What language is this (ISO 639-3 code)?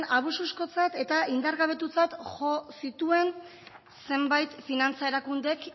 eus